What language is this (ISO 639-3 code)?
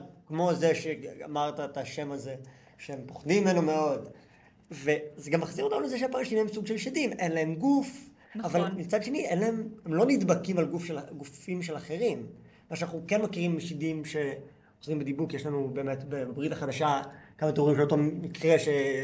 heb